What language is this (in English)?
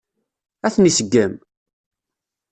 Kabyle